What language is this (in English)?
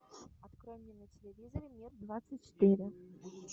Russian